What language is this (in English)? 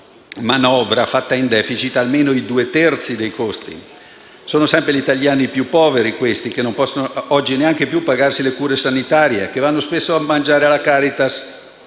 Italian